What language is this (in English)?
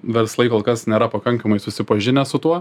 Lithuanian